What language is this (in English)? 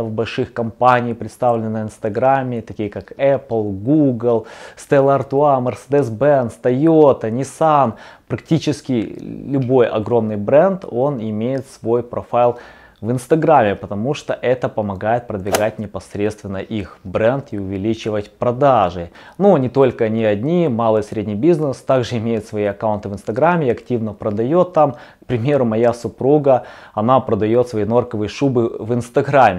Russian